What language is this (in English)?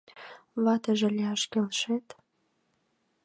Mari